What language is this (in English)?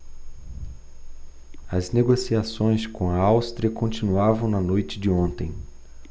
Portuguese